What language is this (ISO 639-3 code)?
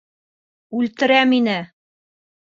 bak